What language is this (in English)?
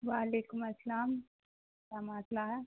Urdu